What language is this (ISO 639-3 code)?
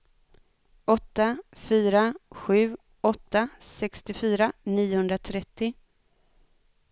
swe